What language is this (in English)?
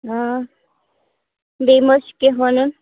Kashmiri